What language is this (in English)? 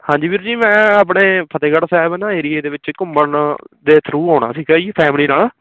Punjabi